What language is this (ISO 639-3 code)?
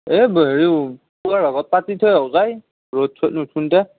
asm